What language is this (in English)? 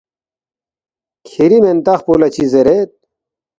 Balti